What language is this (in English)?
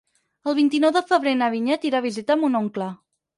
Catalan